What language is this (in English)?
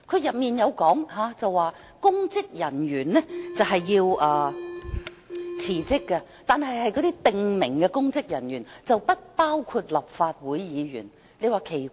Cantonese